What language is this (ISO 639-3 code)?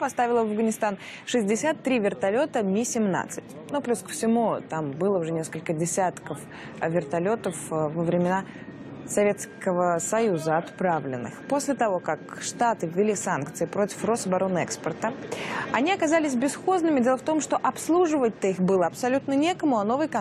rus